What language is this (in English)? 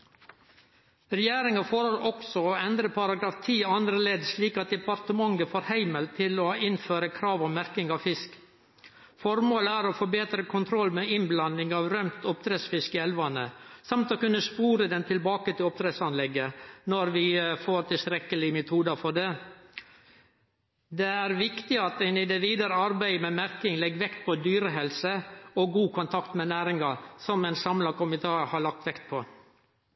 Norwegian Nynorsk